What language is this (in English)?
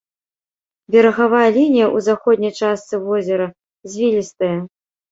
Belarusian